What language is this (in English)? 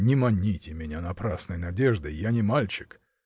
Russian